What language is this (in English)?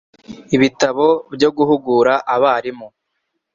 Kinyarwanda